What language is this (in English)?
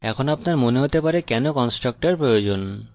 Bangla